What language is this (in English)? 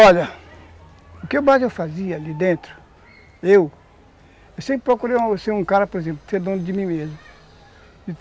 Portuguese